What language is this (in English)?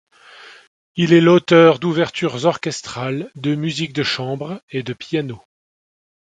French